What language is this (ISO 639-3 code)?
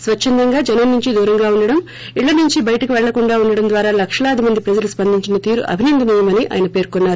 tel